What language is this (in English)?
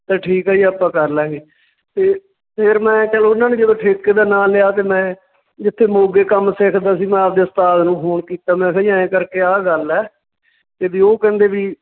Punjabi